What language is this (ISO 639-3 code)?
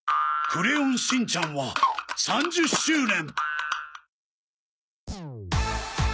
jpn